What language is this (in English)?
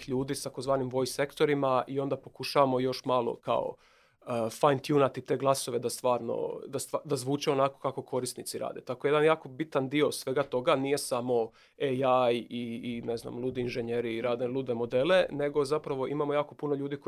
Croatian